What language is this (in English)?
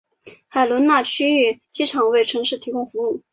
Chinese